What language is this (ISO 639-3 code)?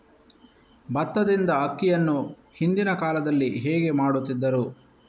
kan